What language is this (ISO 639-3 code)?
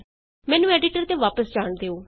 pan